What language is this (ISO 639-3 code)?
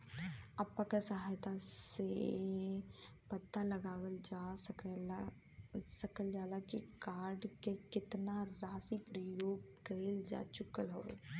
bho